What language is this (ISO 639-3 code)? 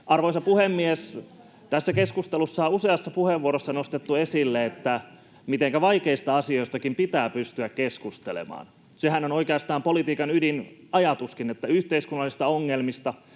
fin